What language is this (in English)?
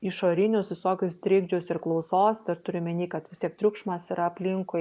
Lithuanian